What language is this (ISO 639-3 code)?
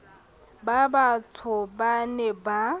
sot